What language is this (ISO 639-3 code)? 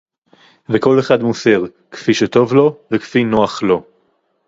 heb